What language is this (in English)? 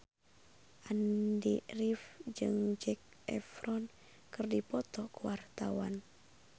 Sundanese